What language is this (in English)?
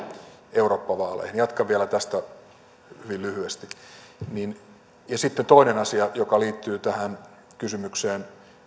Finnish